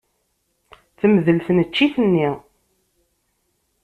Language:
Kabyle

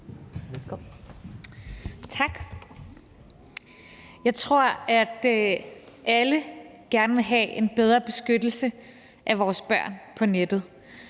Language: Danish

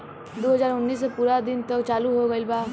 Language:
Bhojpuri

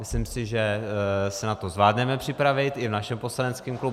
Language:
Czech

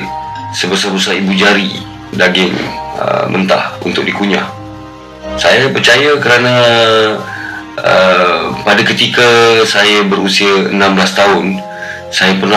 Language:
Malay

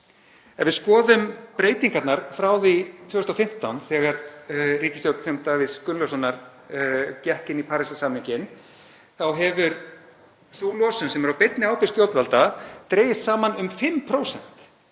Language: Icelandic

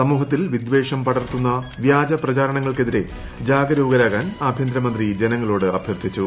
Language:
Malayalam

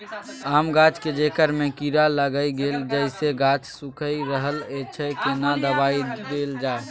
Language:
Maithili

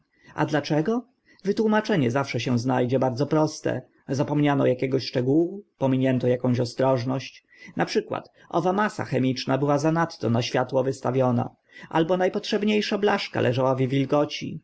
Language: Polish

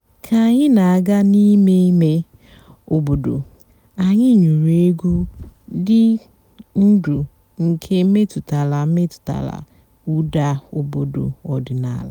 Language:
Igbo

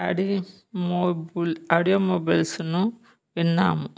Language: Telugu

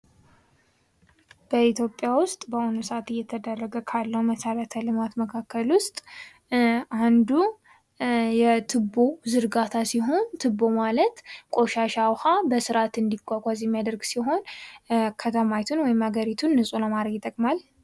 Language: Amharic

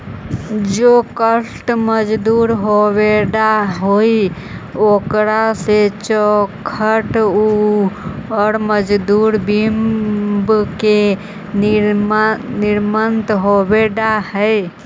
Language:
Magahi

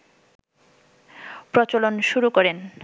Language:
Bangla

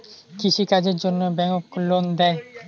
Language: Bangla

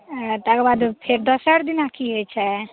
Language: Maithili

